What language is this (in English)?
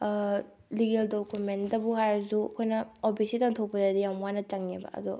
Manipuri